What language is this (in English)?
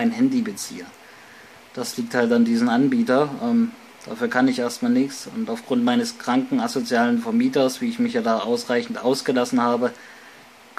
German